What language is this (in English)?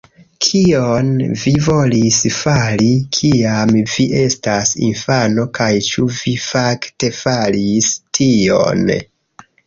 Esperanto